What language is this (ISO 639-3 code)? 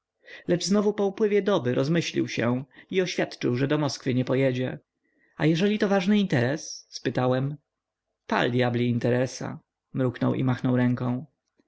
pol